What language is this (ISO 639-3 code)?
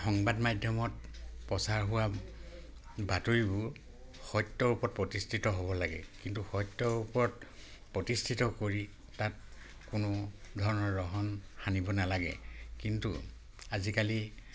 asm